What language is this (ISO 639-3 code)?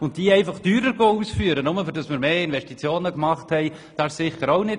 gsw